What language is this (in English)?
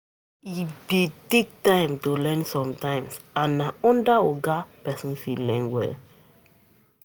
Nigerian Pidgin